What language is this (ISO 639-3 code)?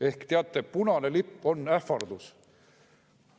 est